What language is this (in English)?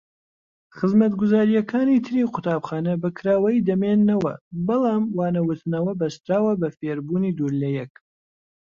Central Kurdish